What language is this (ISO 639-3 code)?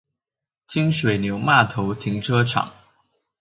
zho